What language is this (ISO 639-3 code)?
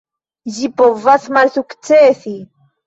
epo